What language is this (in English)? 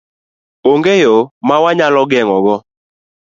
Luo (Kenya and Tanzania)